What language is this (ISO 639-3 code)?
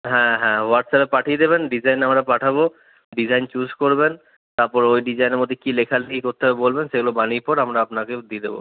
ben